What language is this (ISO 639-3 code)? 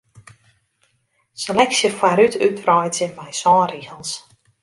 fry